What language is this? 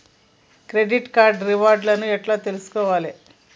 Telugu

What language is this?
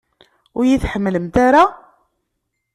Kabyle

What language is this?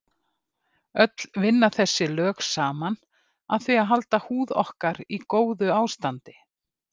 Icelandic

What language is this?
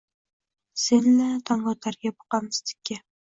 Uzbek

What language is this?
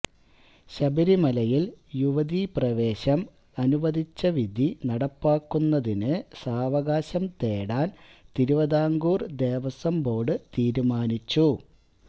Malayalam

